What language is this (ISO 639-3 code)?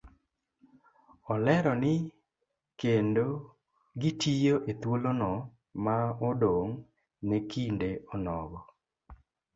luo